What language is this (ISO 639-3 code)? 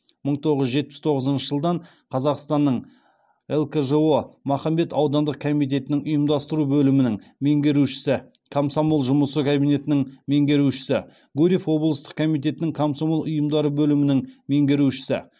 kaz